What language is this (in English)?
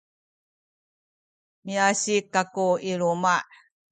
Sakizaya